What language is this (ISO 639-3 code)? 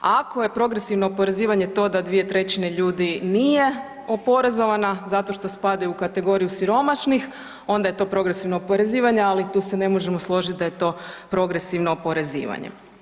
hrv